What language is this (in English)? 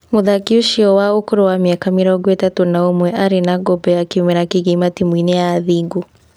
Kikuyu